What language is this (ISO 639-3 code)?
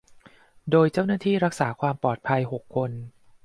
tha